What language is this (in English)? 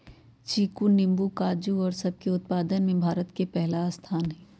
Magahi